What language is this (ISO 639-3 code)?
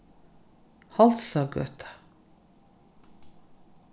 fao